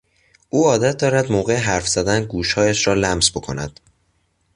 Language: Persian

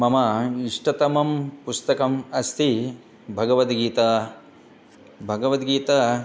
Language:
Sanskrit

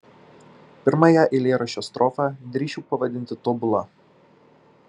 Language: Lithuanian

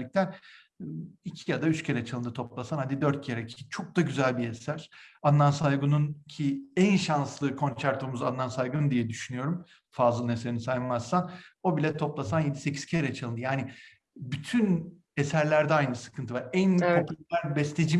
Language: Turkish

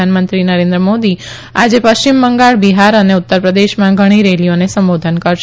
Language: Gujarati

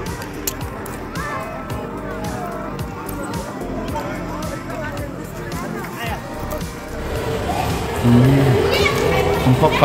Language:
Korean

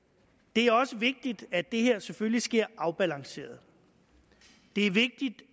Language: Danish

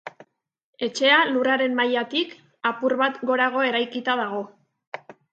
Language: Basque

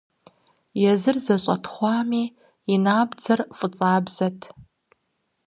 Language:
Kabardian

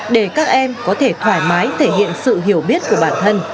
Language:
Vietnamese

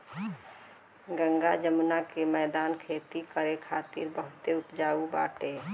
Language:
Bhojpuri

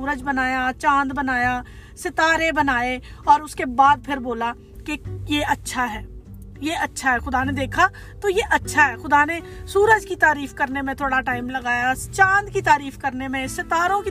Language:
Urdu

